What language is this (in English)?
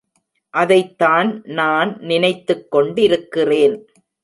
Tamil